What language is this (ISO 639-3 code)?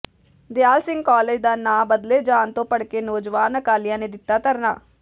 pan